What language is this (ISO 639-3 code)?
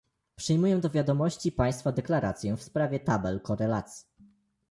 pol